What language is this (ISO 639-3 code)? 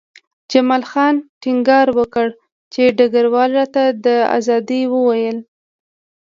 pus